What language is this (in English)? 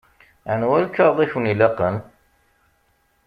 Kabyle